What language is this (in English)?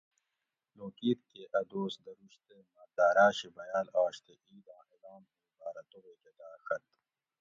Gawri